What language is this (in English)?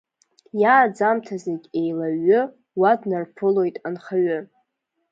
Abkhazian